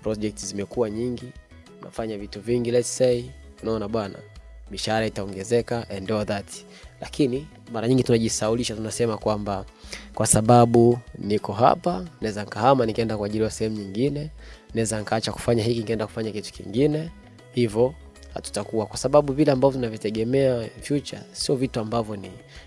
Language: Swahili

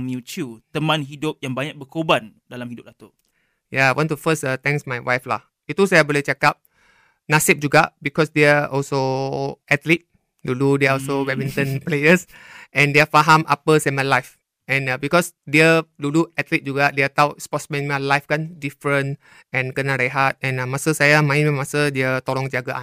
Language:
Malay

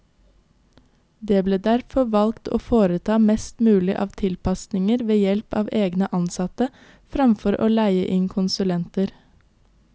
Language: Norwegian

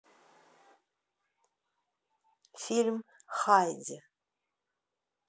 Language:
Russian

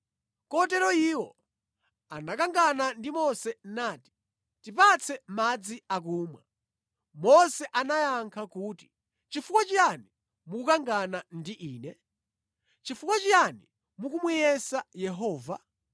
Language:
Nyanja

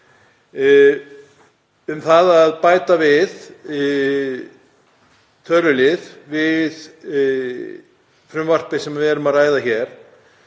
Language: Icelandic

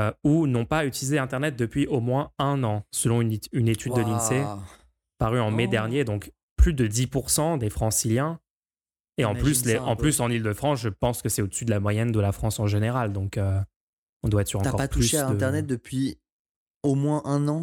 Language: French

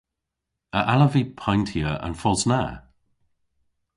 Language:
Cornish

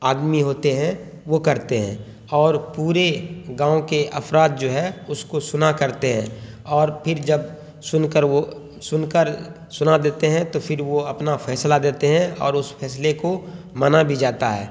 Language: Urdu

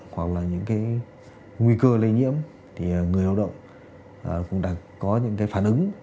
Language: Vietnamese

